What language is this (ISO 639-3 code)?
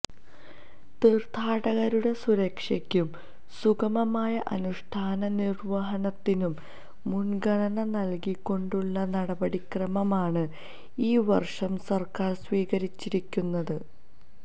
mal